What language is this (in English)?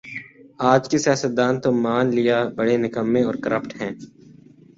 Urdu